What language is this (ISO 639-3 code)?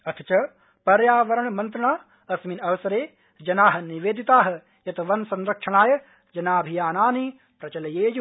san